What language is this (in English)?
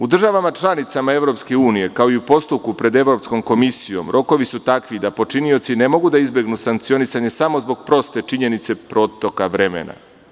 Serbian